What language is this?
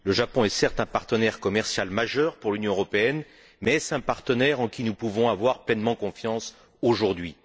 French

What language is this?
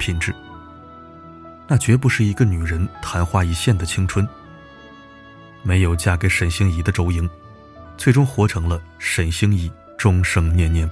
Chinese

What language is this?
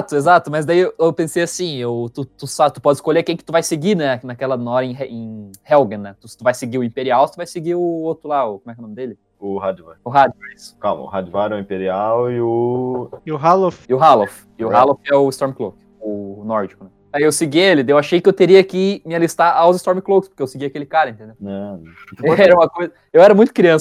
Portuguese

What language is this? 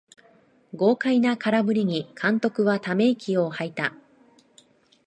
Japanese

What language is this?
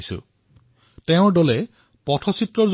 Assamese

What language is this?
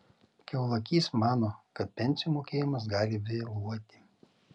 Lithuanian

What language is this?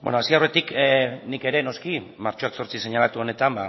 Basque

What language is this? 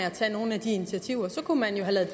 Danish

